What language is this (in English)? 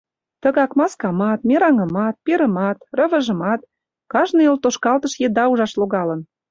Mari